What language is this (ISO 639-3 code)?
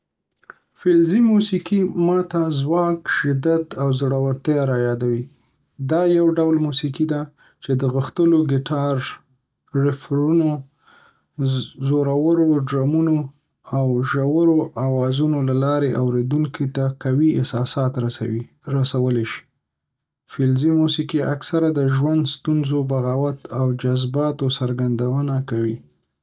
pus